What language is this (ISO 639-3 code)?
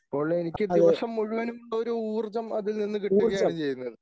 mal